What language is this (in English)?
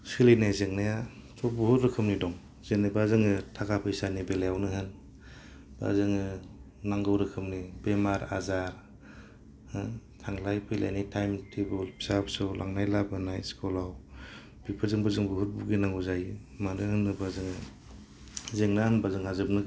Bodo